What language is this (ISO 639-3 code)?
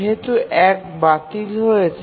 ben